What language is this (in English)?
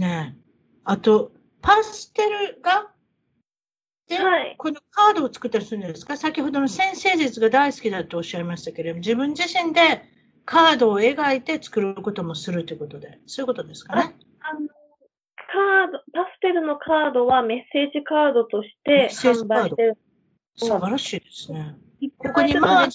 Japanese